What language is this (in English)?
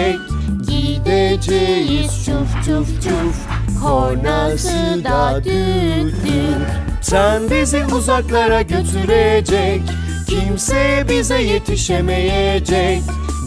Turkish